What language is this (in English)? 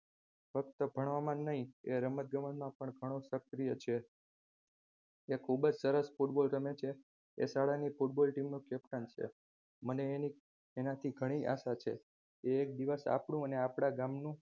Gujarati